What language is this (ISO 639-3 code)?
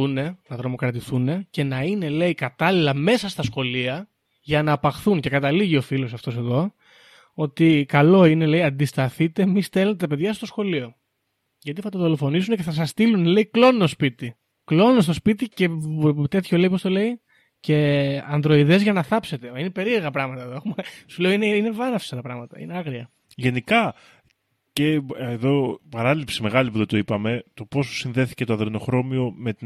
ell